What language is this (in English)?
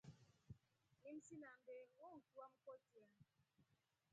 Rombo